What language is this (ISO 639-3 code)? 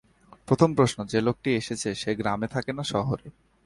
ben